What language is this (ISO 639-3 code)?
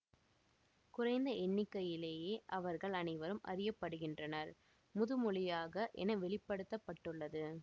tam